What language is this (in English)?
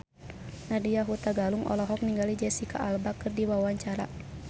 Sundanese